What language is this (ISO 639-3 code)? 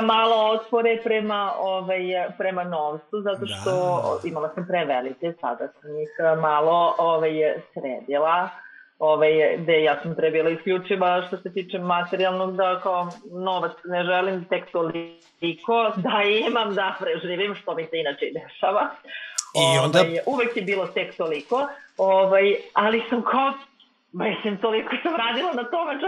hrv